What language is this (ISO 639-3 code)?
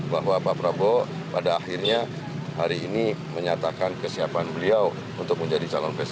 ind